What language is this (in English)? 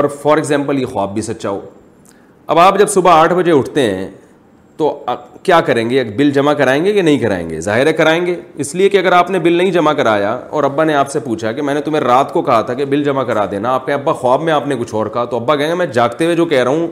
Urdu